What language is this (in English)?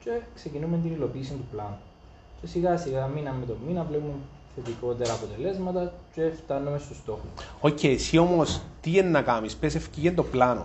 Greek